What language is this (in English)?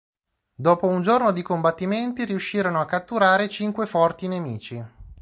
Italian